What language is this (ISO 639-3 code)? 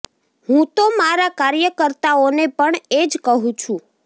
guj